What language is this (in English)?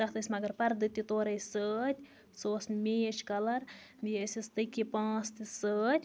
Kashmiri